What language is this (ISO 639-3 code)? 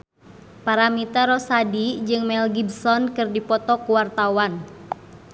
sun